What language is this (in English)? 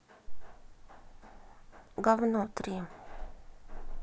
Russian